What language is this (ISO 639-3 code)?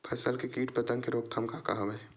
hne